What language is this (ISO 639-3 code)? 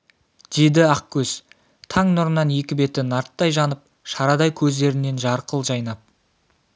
kaz